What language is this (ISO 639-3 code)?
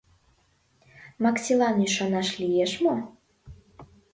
chm